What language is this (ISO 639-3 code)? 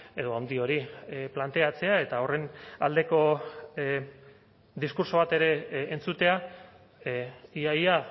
eus